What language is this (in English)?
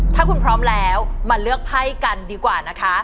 Thai